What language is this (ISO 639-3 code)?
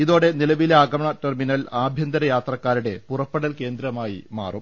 mal